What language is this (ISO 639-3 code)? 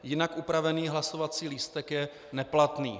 ces